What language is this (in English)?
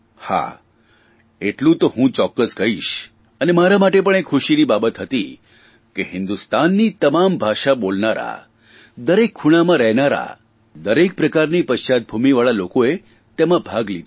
Gujarati